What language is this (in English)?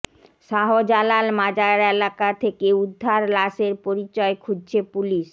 Bangla